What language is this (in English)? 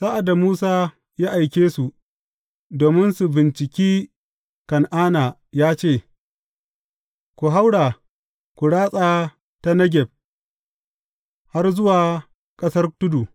Hausa